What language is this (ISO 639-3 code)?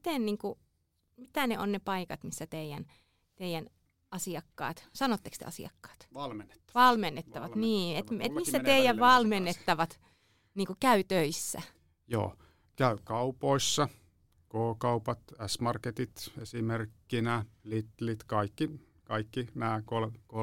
fin